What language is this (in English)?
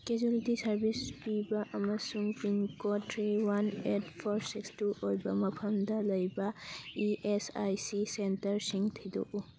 Manipuri